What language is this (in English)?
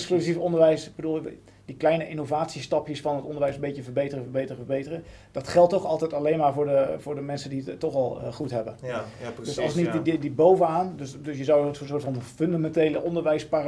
Dutch